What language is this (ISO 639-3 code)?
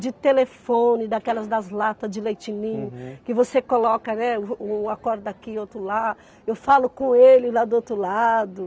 por